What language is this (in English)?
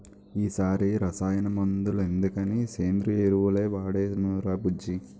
Telugu